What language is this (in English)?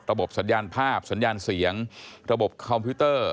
Thai